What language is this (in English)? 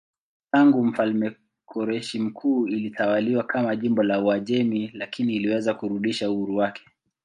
Swahili